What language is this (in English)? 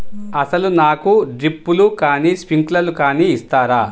Telugu